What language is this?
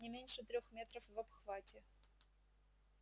Russian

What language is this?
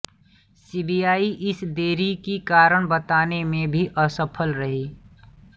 Hindi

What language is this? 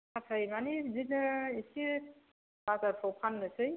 Bodo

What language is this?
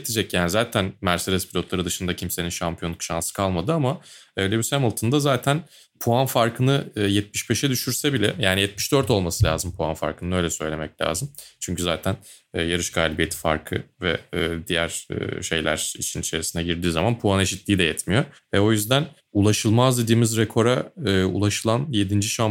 Turkish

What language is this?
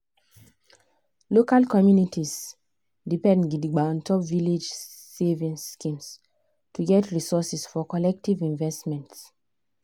Nigerian Pidgin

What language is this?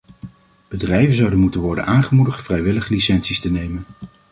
Dutch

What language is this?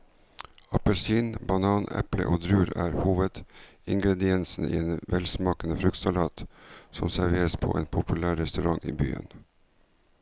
Norwegian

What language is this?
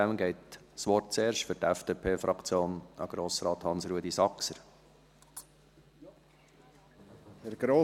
Swiss German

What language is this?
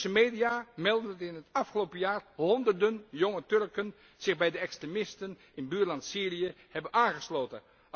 Dutch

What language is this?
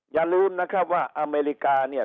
Thai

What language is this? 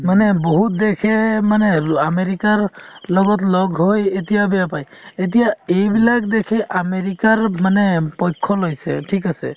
Assamese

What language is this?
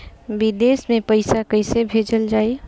Bhojpuri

